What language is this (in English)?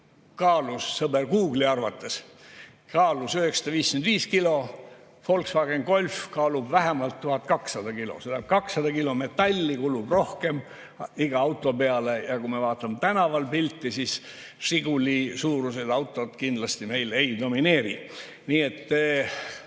Estonian